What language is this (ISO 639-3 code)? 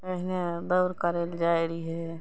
mai